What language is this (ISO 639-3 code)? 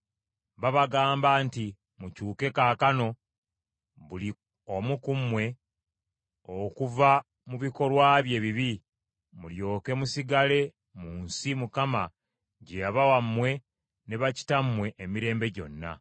lug